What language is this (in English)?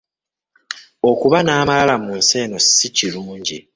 Ganda